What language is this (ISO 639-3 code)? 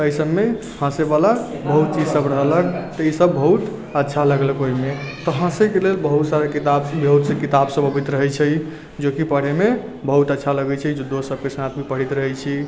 mai